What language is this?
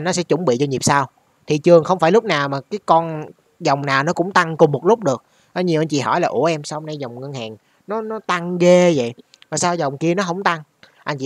Vietnamese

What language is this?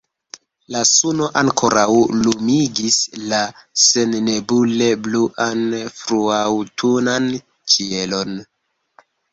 Esperanto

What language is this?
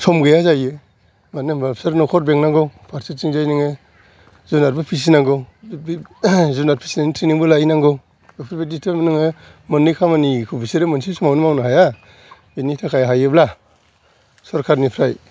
Bodo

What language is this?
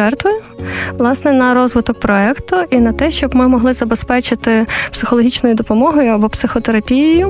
Ukrainian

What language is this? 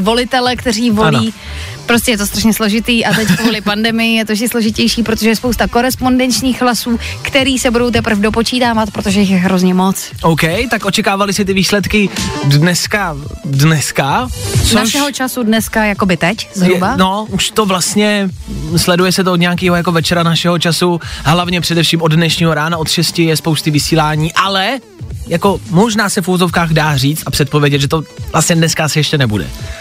Czech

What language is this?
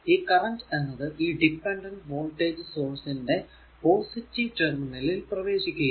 Malayalam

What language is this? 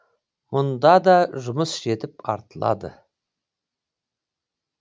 Kazakh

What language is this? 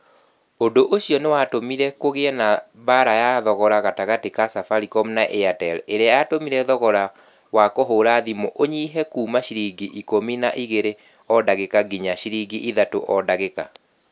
Kikuyu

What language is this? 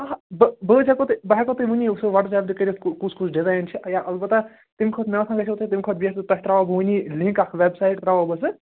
Kashmiri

